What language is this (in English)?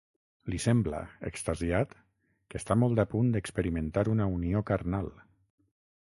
Catalan